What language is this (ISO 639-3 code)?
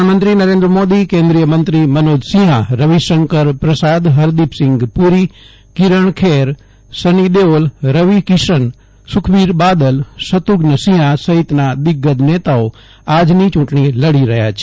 guj